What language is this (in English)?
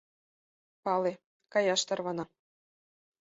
Mari